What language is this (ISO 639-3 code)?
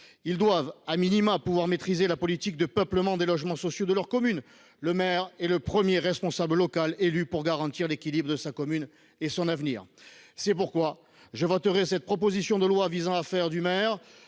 fra